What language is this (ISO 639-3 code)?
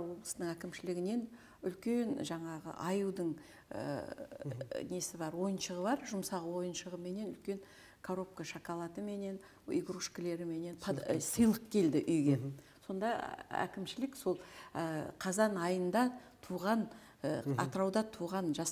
tur